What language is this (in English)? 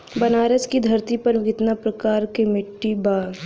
Bhojpuri